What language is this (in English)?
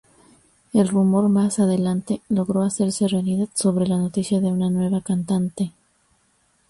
Spanish